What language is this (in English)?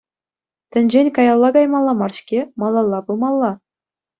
Chuvash